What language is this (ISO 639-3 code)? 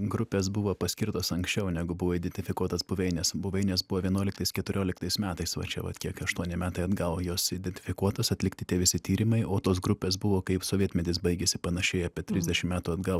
lit